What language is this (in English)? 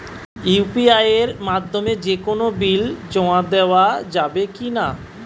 Bangla